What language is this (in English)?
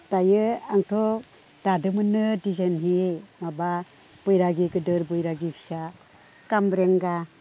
Bodo